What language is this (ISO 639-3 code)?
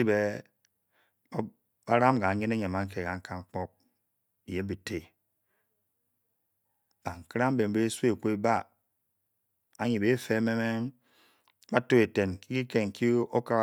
bky